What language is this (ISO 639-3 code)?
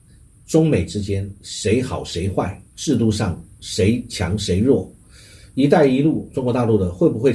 zho